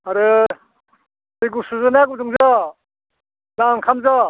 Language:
Bodo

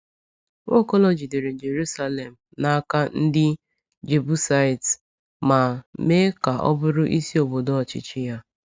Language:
Igbo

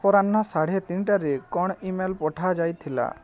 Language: Odia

